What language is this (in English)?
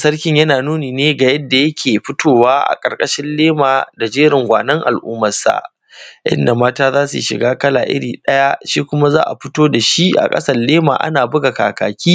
Hausa